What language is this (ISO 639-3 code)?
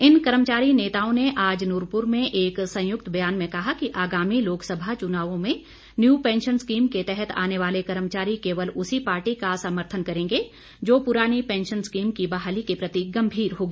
hin